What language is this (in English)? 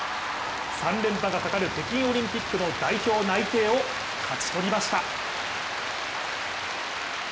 Japanese